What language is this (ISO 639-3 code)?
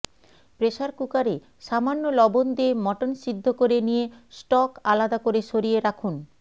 ben